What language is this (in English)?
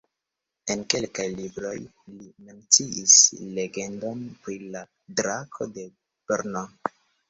Esperanto